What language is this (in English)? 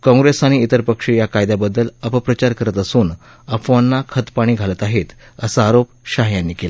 Marathi